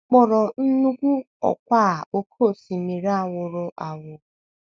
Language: Igbo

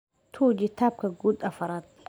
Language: Somali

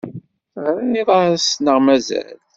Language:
Kabyle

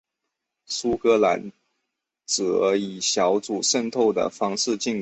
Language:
Chinese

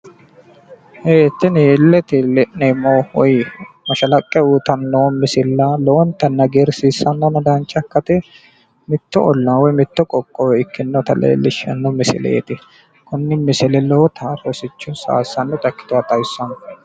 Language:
Sidamo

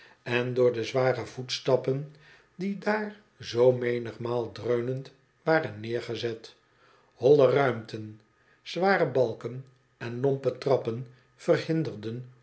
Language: Dutch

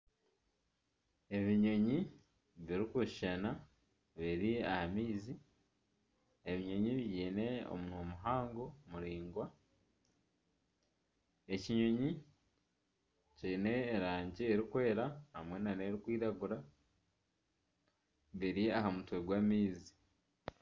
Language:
Nyankole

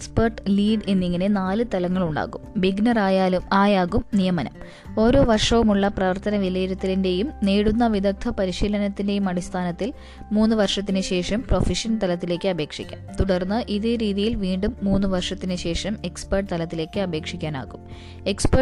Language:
Malayalam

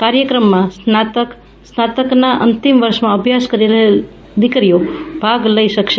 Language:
Gujarati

